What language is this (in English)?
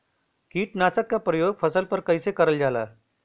Bhojpuri